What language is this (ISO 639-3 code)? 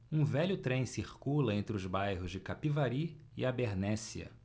por